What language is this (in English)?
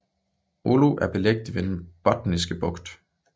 Danish